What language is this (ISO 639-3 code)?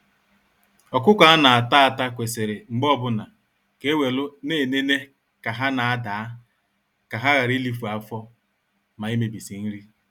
ibo